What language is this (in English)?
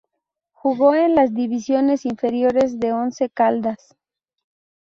Spanish